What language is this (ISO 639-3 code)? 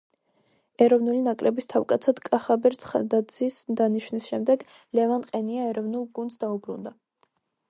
kat